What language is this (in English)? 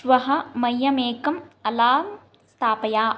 Sanskrit